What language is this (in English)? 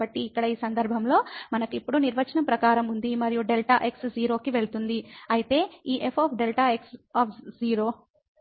Telugu